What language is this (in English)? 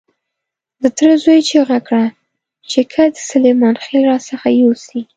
Pashto